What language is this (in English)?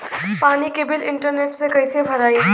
Bhojpuri